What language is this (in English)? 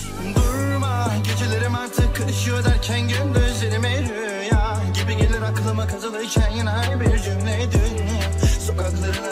Turkish